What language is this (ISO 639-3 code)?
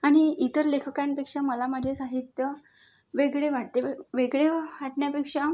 mar